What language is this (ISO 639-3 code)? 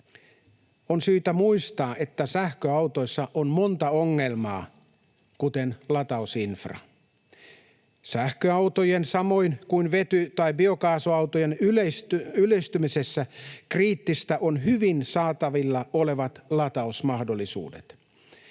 fin